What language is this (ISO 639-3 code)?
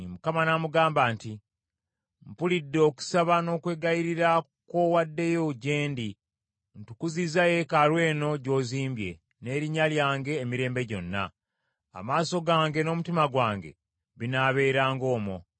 lug